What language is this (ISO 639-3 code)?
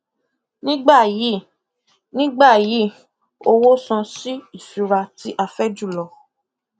yor